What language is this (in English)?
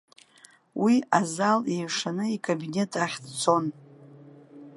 Abkhazian